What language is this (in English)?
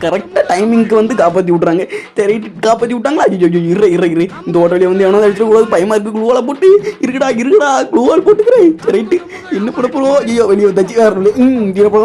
Indonesian